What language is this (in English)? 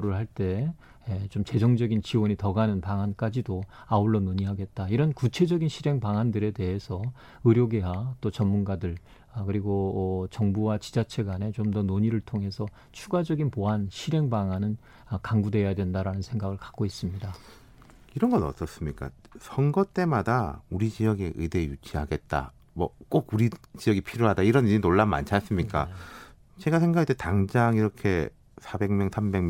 Korean